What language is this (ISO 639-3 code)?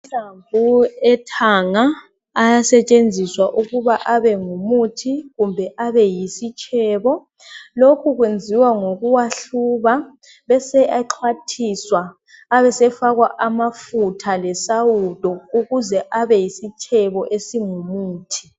nde